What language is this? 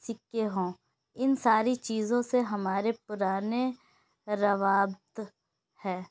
Urdu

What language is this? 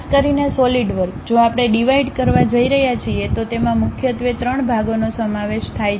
Gujarati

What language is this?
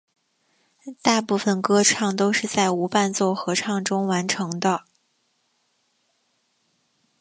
Chinese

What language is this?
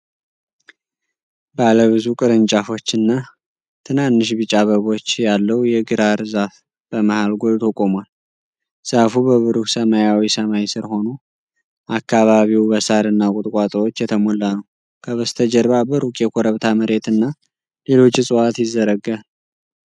Amharic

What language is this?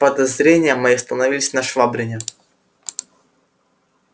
Russian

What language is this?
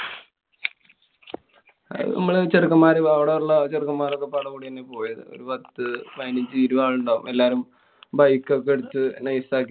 Malayalam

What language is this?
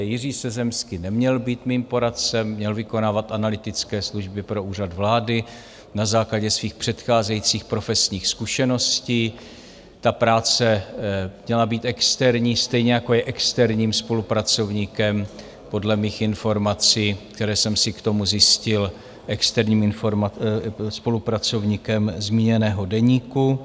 Czech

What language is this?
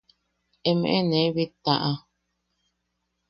Yaqui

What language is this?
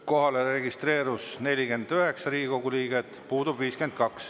Estonian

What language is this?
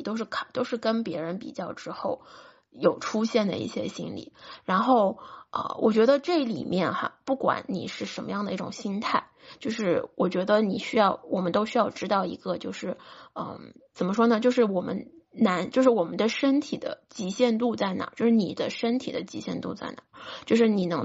Chinese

